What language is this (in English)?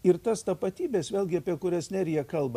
Lithuanian